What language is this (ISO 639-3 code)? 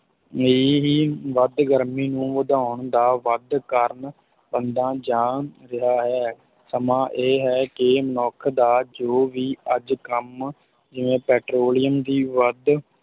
pan